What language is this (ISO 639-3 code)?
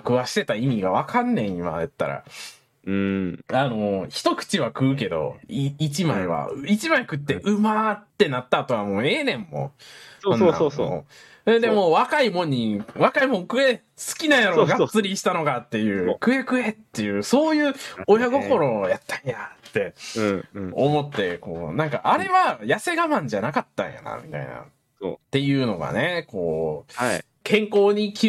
jpn